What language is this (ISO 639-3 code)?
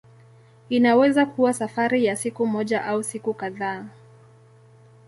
swa